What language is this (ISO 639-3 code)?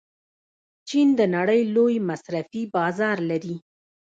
pus